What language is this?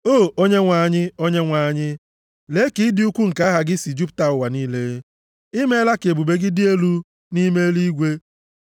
Igbo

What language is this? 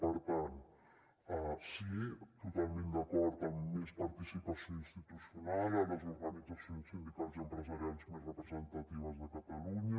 Catalan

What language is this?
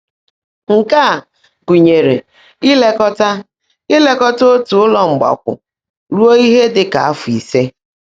Igbo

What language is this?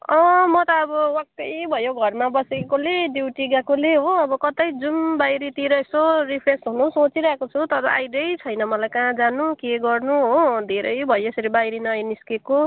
Nepali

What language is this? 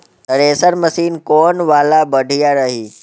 Bhojpuri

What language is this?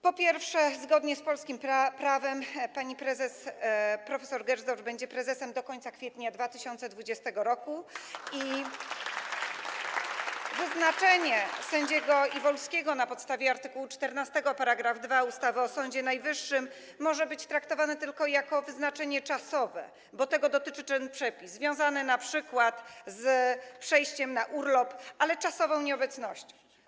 Polish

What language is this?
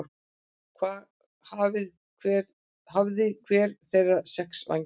Icelandic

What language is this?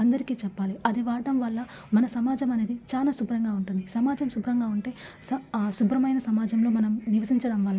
Telugu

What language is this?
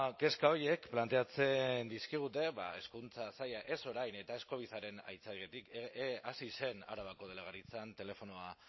Basque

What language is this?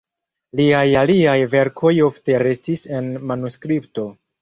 Esperanto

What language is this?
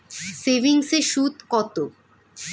Bangla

